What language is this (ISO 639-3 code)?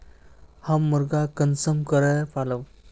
mag